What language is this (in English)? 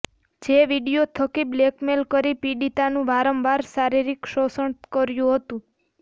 Gujarati